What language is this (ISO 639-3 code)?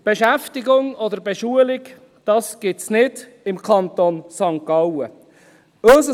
gsw